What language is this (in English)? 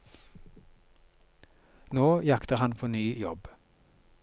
Norwegian